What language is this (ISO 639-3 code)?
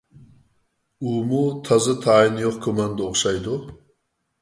uig